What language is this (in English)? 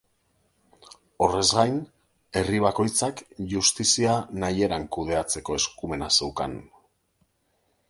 Basque